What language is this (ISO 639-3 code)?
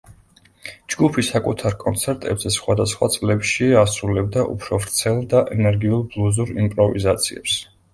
kat